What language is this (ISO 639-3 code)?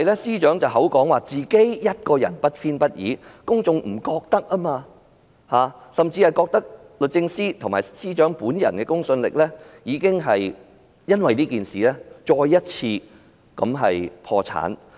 yue